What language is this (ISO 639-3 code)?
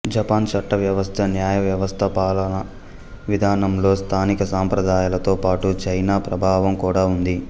tel